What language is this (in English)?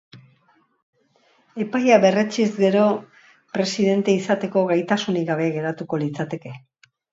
Basque